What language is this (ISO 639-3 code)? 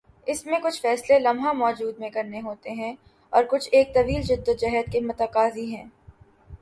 urd